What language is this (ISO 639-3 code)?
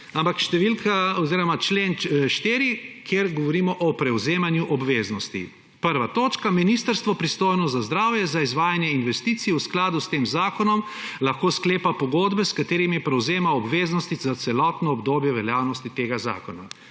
slv